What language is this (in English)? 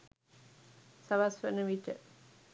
Sinhala